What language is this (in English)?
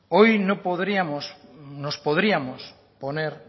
Spanish